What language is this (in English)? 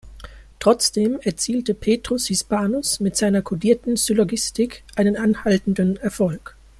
German